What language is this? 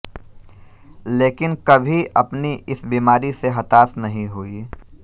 Hindi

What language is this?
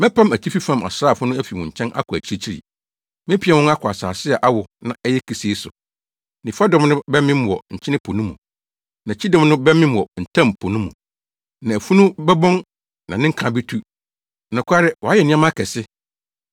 Akan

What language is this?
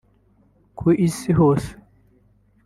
Kinyarwanda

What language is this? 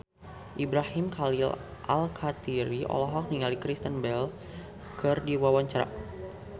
Sundanese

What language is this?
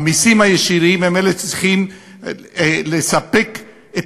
Hebrew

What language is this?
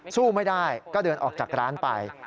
Thai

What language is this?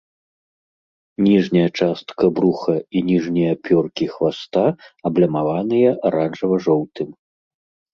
Belarusian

